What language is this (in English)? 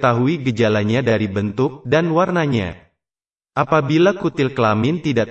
Indonesian